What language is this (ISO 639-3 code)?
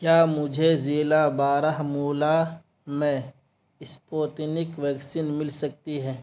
urd